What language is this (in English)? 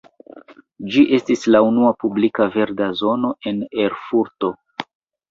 Esperanto